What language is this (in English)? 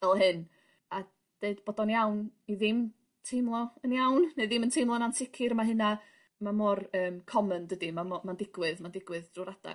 Welsh